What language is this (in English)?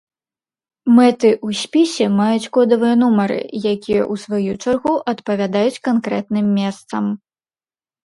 Belarusian